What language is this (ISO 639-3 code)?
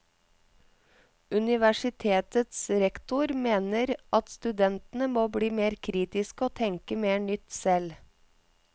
nor